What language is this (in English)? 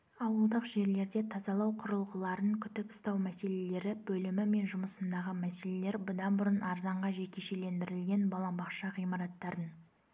Kazakh